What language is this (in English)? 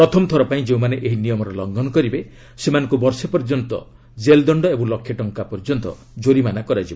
Odia